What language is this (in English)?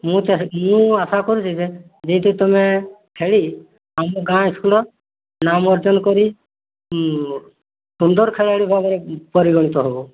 Odia